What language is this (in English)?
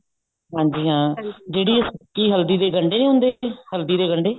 Punjabi